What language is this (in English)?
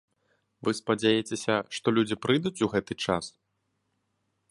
Belarusian